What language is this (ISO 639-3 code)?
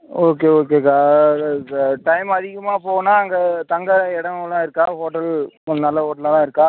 tam